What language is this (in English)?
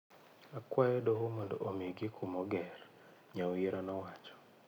Luo (Kenya and Tanzania)